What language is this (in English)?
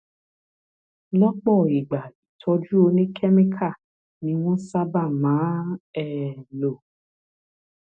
Yoruba